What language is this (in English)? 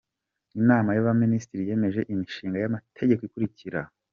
Kinyarwanda